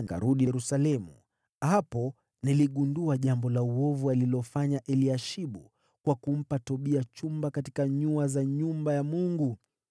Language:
Swahili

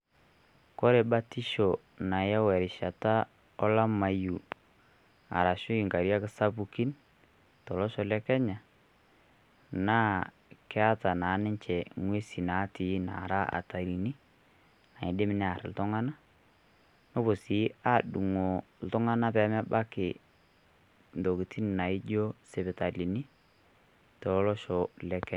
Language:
Masai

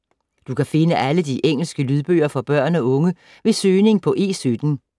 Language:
Danish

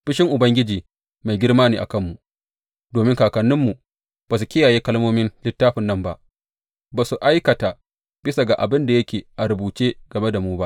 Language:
Hausa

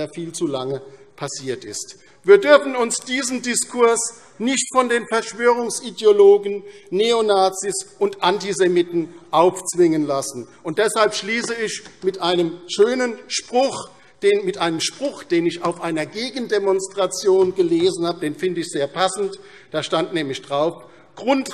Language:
German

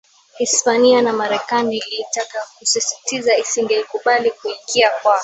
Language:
Swahili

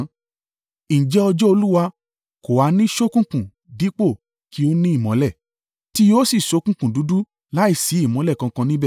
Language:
Yoruba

